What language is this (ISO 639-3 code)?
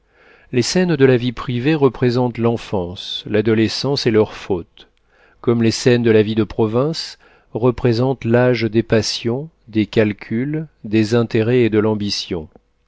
fra